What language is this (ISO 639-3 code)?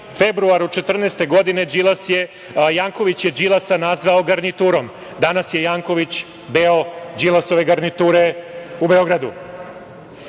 srp